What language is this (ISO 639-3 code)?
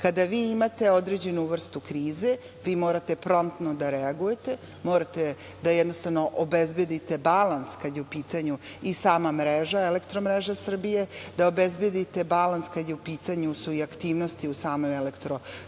srp